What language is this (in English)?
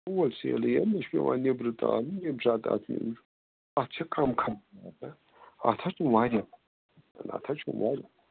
Kashmiri